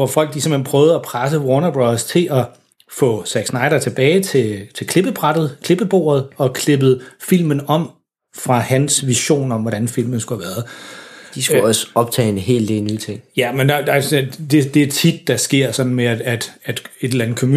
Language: Danish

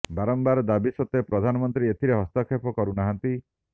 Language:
Odia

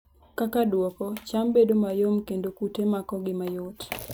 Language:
Luo (Kenya and Tanzania)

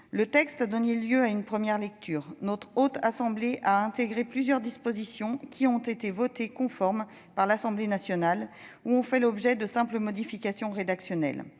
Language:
French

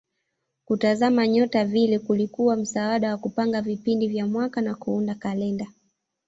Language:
Swahili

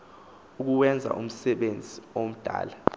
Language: Xhosa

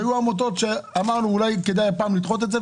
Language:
Hebrew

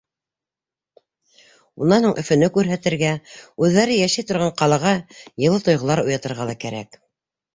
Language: Bashkir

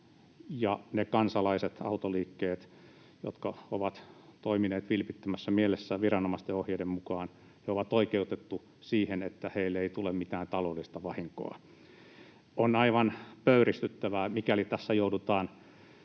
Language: Finnish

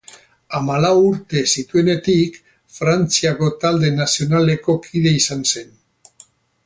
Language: Basque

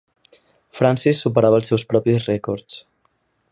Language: Catalan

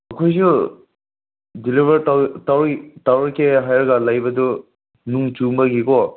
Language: Manipuri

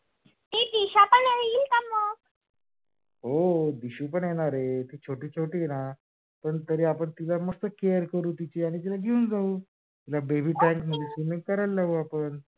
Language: Marathi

